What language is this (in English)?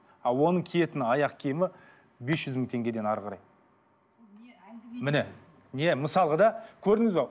Kazakh